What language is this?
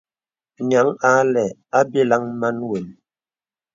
Bebele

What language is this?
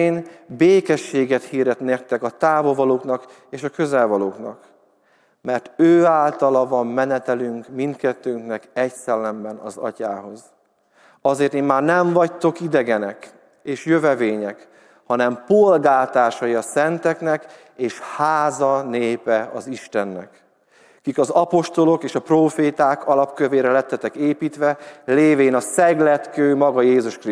Hungarian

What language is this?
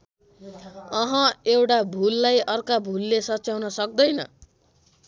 Nepali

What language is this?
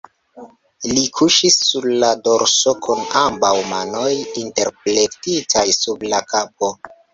Esperanto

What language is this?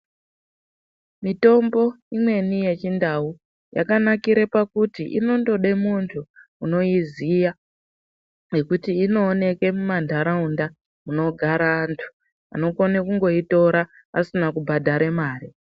Ndau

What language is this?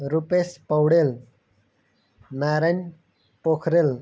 Nepali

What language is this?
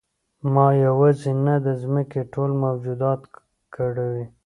Pashto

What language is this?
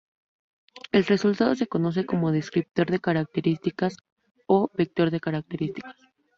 Spanish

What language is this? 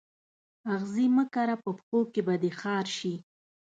Pashto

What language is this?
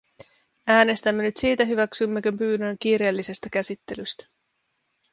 Finnish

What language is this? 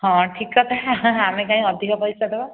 Odia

